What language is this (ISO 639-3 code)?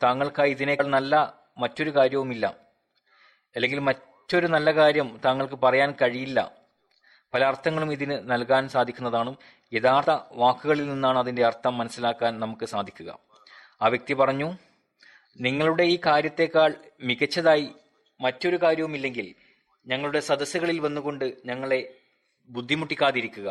mal